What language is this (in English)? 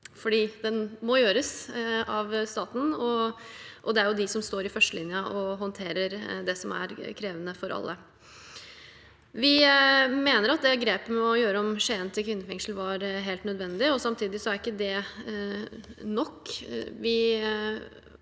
Norwegian